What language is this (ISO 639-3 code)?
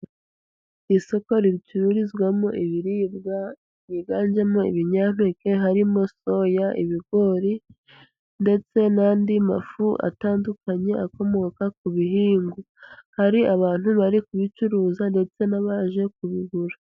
kin